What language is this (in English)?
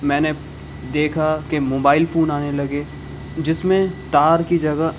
Urdu